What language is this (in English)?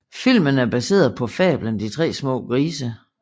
Danish